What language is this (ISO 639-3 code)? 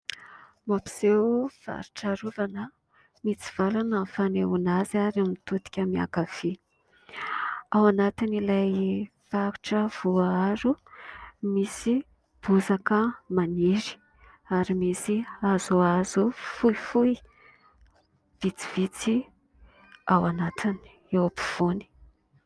mlg